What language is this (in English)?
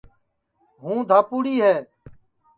Sansi